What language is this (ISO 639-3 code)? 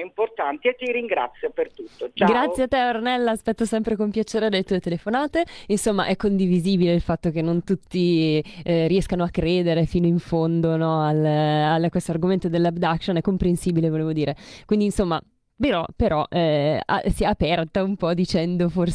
ita